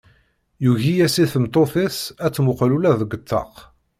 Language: Kabyle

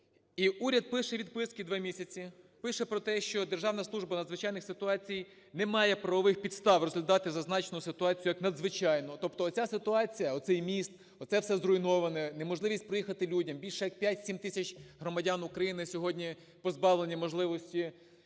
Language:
Ukrainian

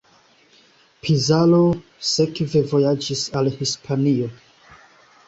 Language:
Esperanto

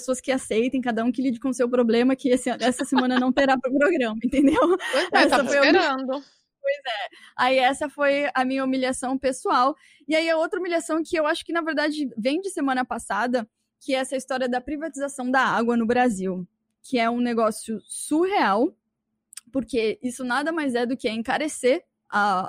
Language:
Portuguese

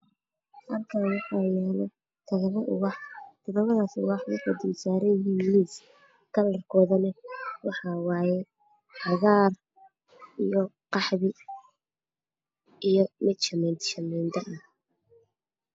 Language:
Somali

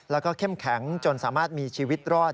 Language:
Thai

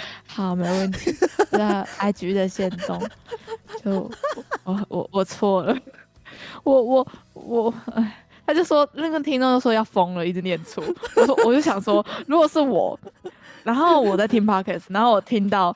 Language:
Chinese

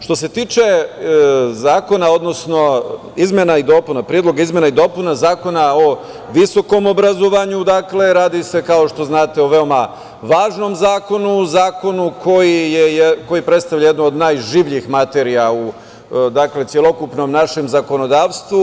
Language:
Serbian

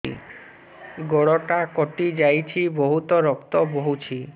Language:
Odia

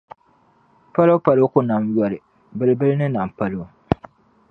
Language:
Dagbani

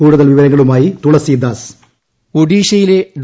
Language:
Malayalam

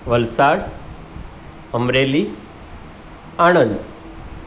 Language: Gujarati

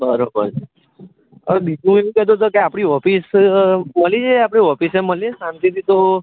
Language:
Gujarati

